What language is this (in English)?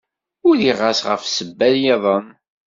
Kabyle